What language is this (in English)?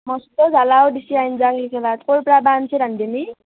Assamese